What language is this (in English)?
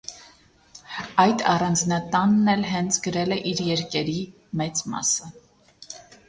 Armenian